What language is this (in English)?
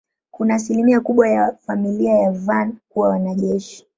Swahili